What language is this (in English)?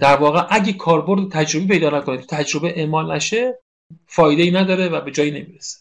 Persian